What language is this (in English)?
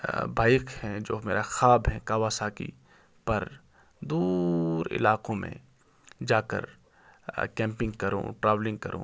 Urdu